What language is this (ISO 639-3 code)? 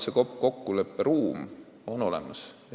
est